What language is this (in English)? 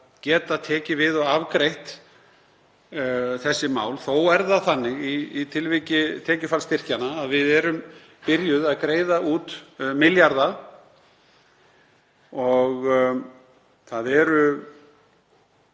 Icelandic